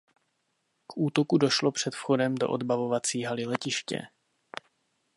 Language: Czech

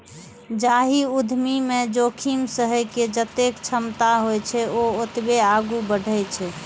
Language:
Maithili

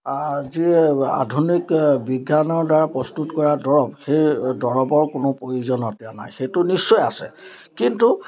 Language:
Assamese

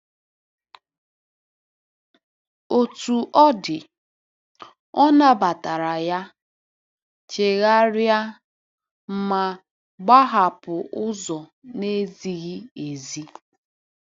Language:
Igbo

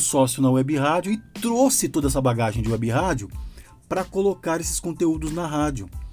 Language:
Portuguese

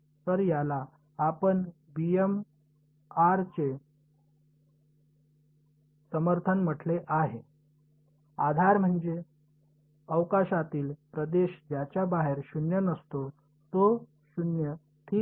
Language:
Marathi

